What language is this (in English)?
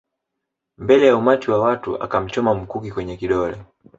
Swahili